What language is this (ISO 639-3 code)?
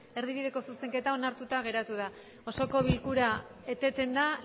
eus